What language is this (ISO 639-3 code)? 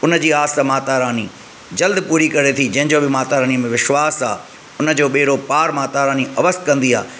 snd